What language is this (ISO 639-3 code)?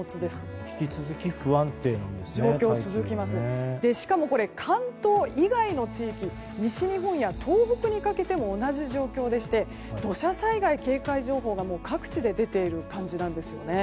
jpn